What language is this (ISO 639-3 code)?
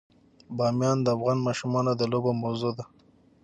pus